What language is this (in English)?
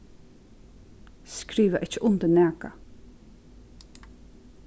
Faroese